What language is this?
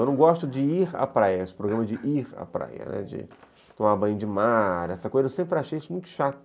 Portuguese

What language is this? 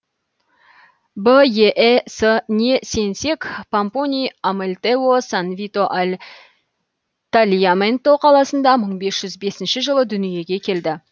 Kazakh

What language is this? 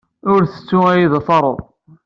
Kabyle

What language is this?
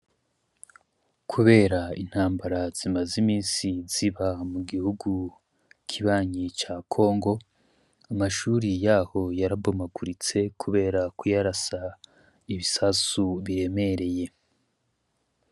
Rundi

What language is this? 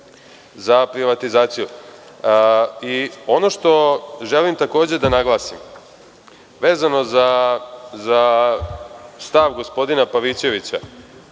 Serbian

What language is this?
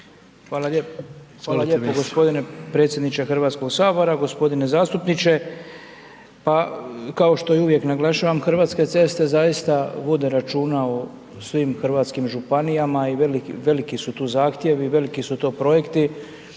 Croatian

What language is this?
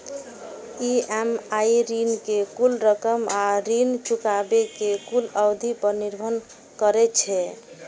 Maithili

